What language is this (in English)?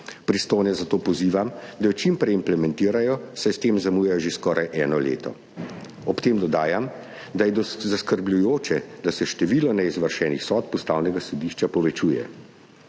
Slovenian